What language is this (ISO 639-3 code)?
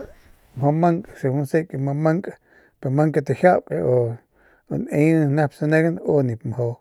pmq